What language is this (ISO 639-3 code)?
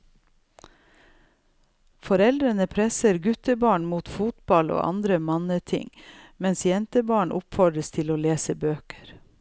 nor